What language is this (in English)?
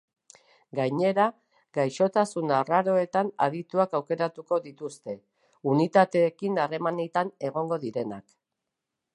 Basque